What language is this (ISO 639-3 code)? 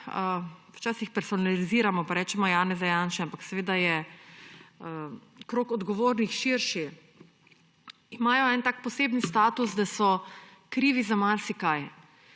slv